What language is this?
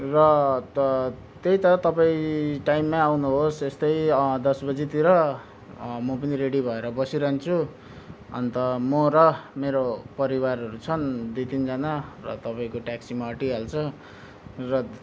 Nepali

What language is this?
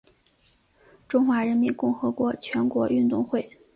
Chinese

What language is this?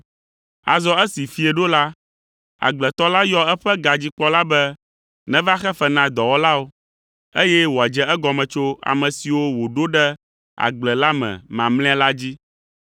Ewe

